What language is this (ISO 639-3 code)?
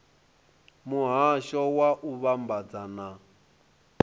ven